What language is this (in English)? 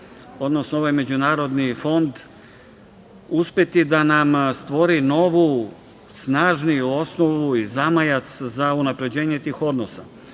Serbian